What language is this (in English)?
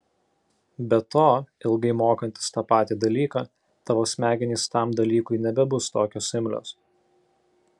Lithuanian